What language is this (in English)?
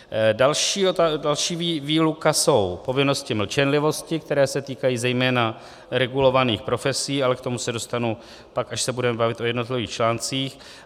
Czech